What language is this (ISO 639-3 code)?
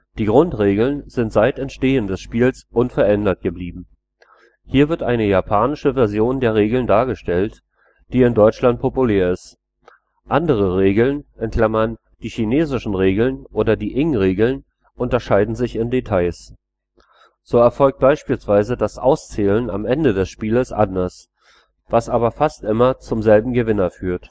deu